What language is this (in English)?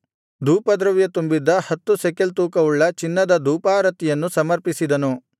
Kannada